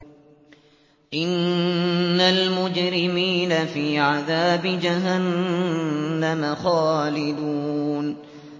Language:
Arabic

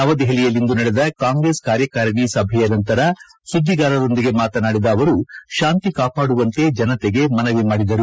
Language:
Kannada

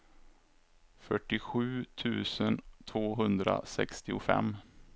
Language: Swedish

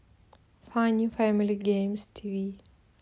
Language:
Russian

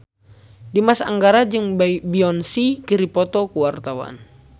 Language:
Sundanese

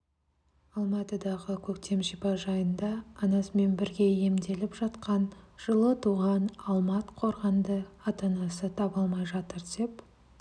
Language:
Kazakh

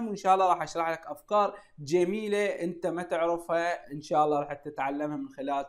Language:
Arabic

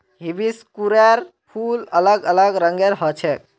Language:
Magahi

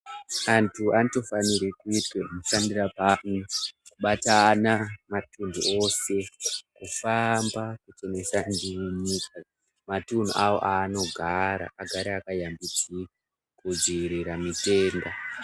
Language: Ndau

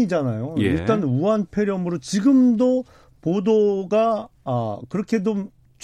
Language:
Korean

